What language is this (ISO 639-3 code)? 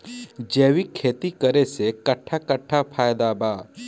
bho